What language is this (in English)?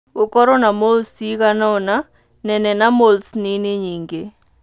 Kikuyu